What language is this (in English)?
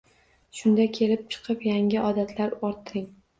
Uzbek